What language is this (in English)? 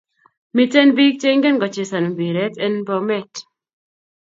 Kalenjin